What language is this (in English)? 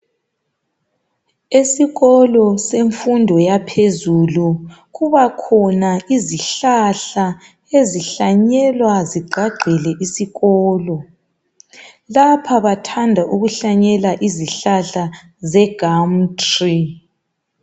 North Ndebele